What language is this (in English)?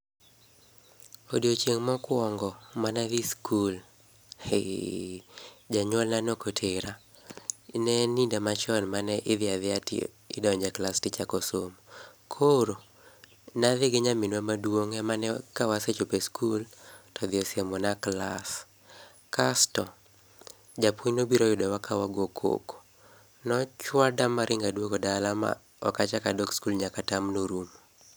Luo (Kenya and Tanzania)